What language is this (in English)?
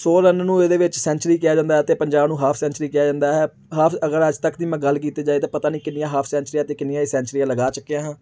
Punjabi